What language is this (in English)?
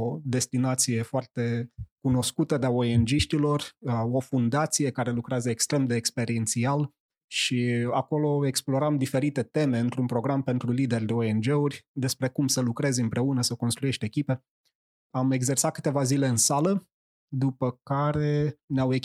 Romanian